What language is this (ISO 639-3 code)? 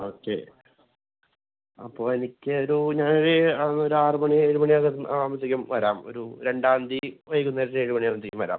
mal